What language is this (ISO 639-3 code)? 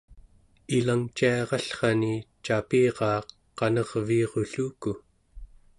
esu